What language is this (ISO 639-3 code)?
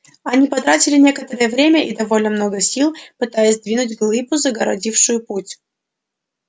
rus